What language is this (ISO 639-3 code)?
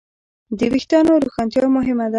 pus